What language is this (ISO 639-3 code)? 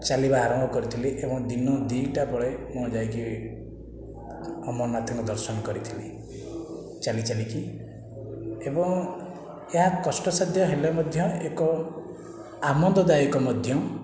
ori